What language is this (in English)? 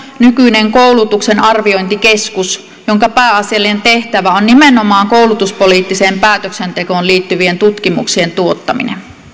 Finnish